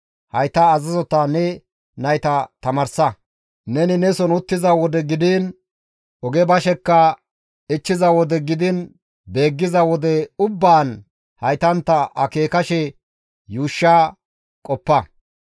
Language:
Gamo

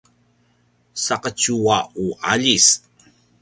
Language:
Paiwan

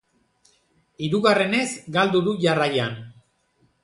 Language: Basque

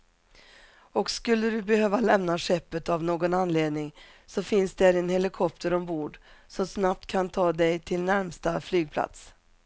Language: Swedish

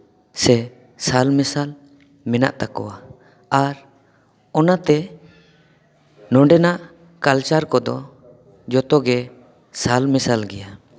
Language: Santali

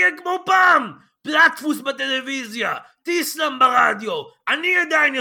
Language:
Hebrew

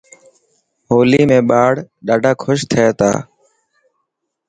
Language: Dhatki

